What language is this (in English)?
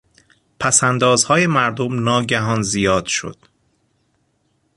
Persian